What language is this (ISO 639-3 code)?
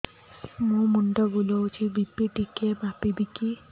ori